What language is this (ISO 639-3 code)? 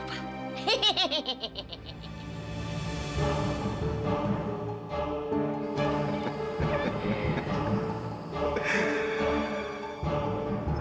ind